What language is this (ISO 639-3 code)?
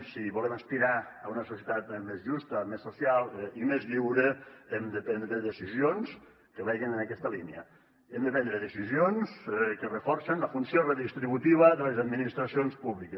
cat